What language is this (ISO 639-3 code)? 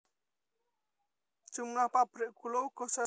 jav